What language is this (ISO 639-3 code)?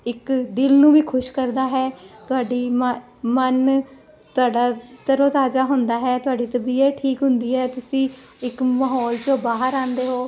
pan